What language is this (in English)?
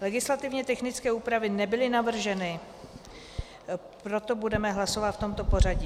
Czech